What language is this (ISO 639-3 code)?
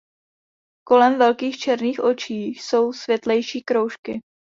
ces